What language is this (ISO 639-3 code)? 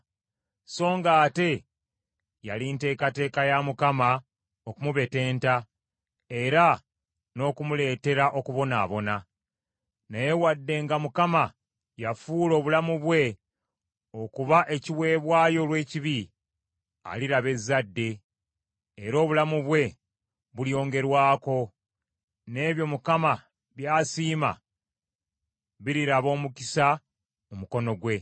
lug